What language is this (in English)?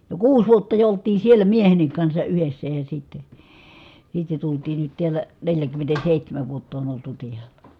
Finnish